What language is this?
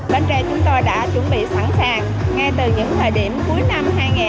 Vietnamese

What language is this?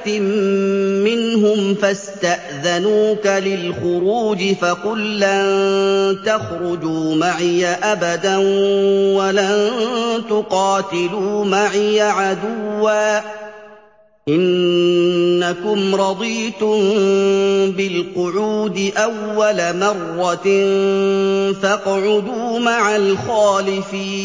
Arabic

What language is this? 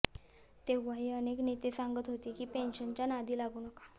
Marathi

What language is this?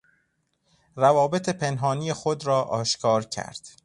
Persian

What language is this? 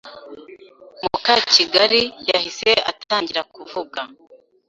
Kinyarwanda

